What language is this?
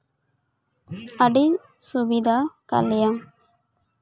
Santali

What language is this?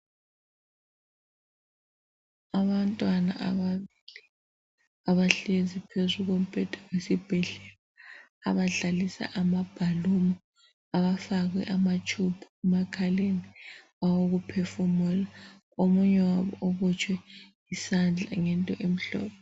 North Ndebele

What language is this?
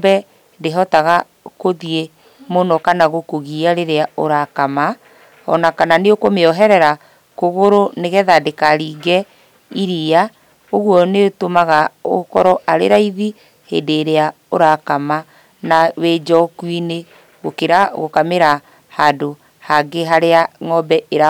Kikuyu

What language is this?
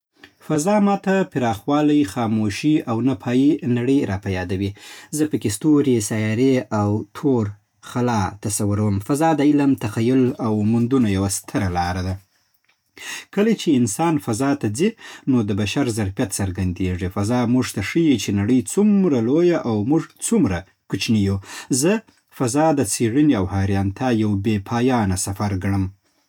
Southern Pashto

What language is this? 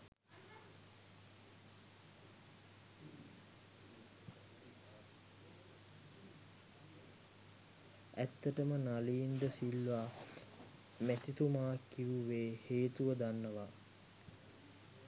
Sinhala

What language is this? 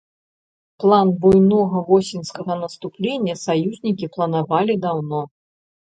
Belarusian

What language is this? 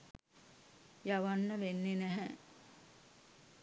Sinhala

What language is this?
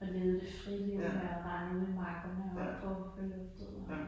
Danish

